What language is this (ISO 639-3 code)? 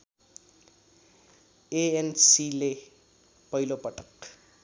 nep